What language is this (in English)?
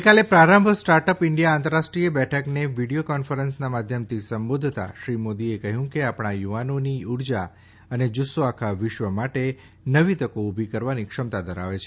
Gujarati